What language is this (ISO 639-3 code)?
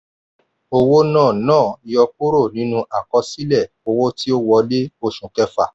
yor